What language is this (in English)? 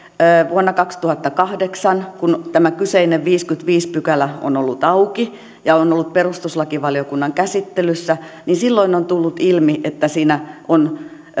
Finnish